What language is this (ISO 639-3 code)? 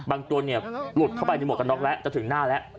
tha